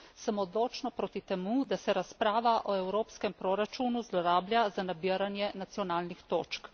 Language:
Slovenian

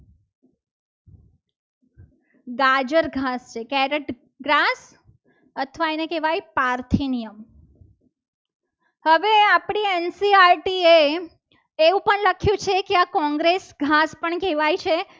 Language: Gujarati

